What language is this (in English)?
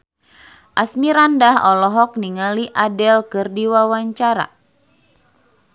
Sundanese